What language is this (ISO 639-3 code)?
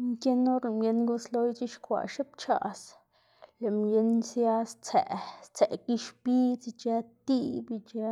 ztg